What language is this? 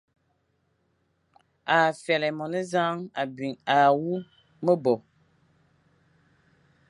Fang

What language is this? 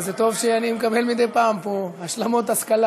Hebrew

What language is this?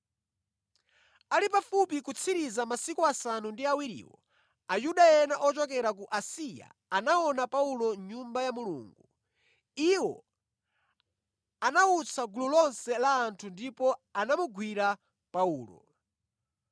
Nyanja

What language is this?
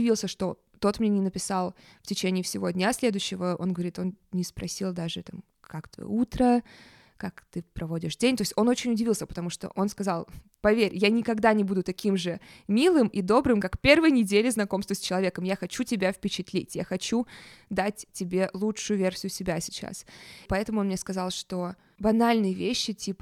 Russian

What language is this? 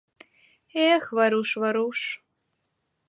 Mari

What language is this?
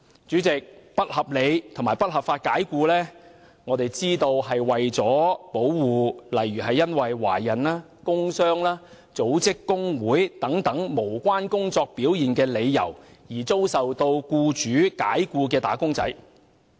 Cantonese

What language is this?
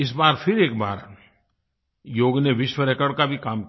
Hindi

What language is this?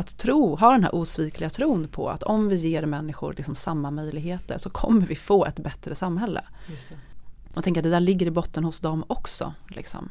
Swedish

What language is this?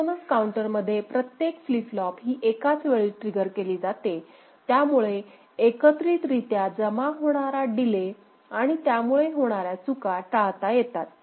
Marathi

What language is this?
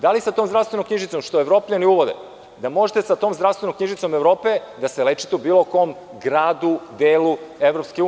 Serbian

